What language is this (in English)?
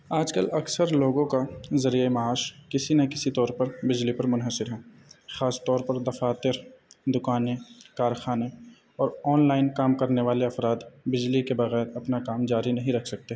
Urdu